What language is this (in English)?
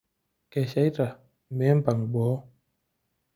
Masai